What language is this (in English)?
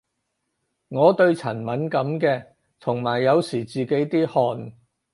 Cantonese